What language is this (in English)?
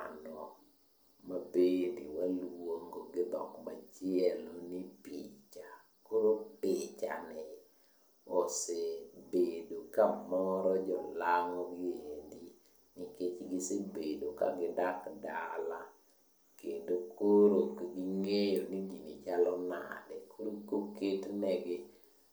Luo (Kenya and Tanzania)